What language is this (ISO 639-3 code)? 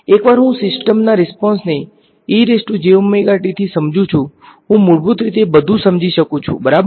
guj